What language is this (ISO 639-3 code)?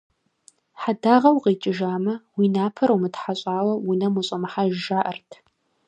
kbd